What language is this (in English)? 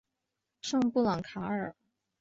Chinese